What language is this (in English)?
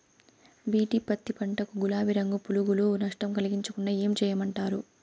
Telugu